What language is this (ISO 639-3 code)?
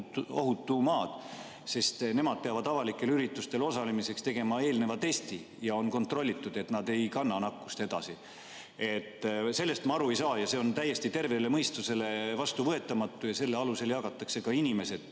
est